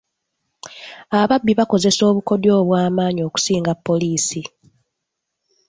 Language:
Ganda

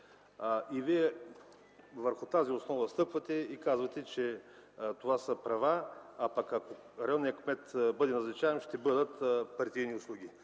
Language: Bulgarian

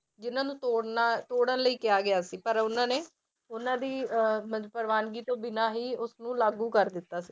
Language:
Punjabi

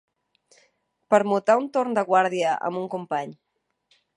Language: Catalan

